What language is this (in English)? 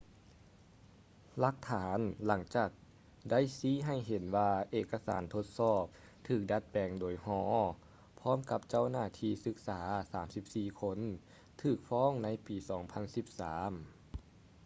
Lao